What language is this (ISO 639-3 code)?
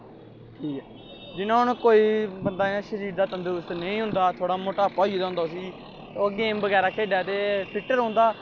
doi